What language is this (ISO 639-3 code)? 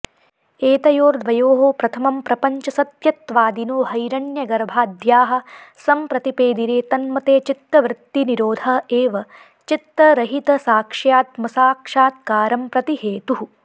san